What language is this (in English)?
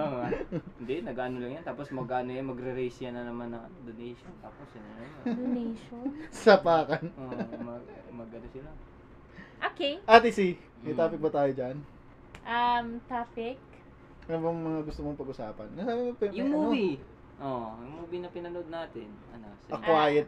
Filipino